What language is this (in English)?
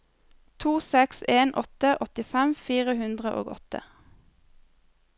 Norwegian